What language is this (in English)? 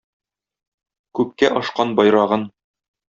Tatar